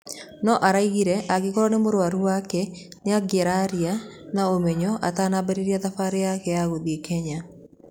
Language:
Kikuyu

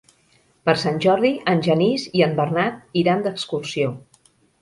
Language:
Catalan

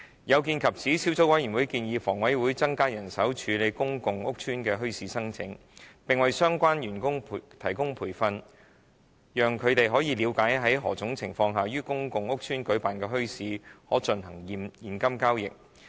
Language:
Cantonese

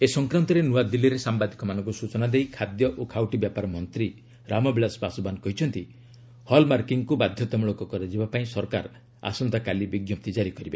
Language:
Odia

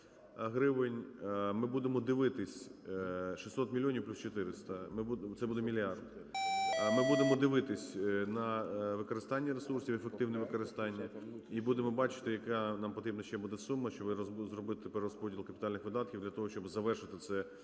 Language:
Ukrainian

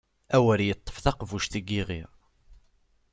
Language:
Kabyle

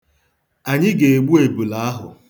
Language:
Igbo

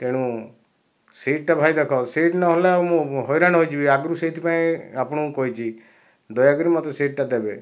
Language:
Odia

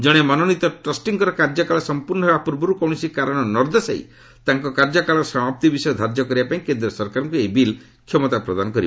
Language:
Odia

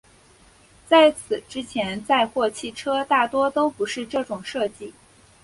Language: Chinese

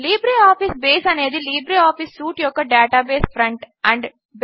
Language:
Telugu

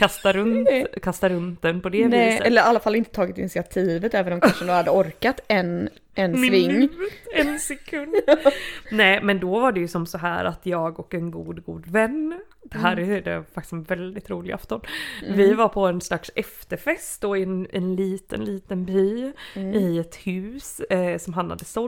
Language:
Swedish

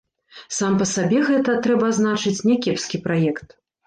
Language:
Belarusian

